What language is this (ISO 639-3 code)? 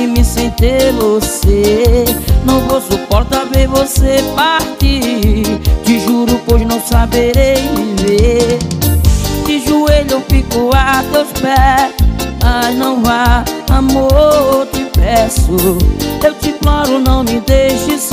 por